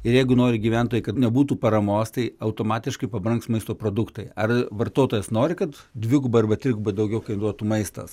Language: Lithuanian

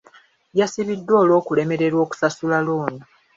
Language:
Ganda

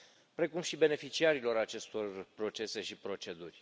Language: Romanian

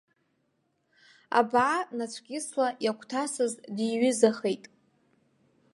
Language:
Abkhazian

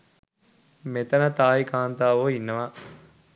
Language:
Sinhala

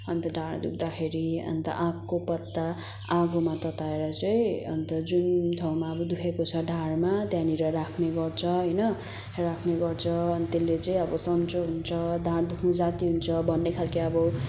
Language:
Nepali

